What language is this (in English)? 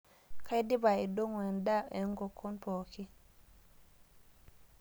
Masai